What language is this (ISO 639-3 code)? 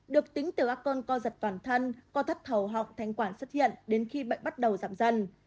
vie